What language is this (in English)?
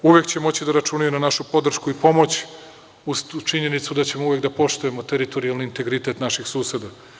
Serbian